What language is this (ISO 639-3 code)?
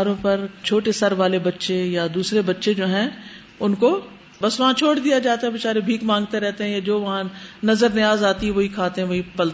urd